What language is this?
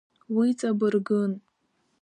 Abkhazian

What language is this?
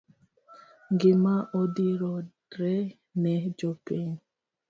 Luo (Kenya and Tanzania)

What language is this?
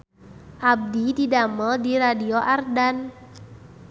Sundanese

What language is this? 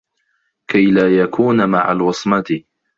Arabic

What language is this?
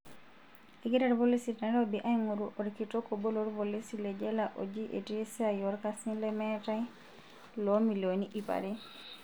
Masai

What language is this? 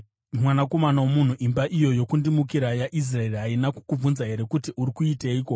Shona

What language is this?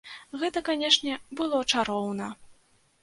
Belarusian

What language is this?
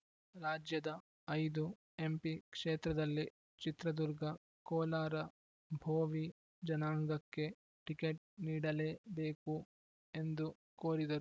Kannada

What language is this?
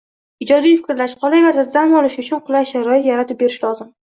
Uzbek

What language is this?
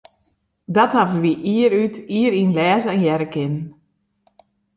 Western Frisian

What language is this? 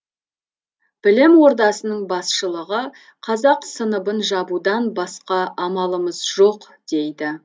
Kazakh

